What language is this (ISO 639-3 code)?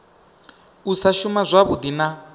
ven